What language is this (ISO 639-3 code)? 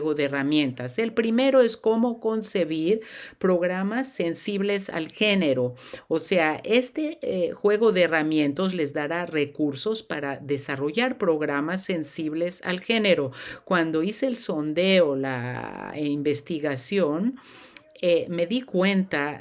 spa